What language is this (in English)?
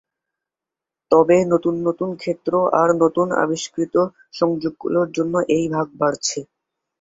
Bangla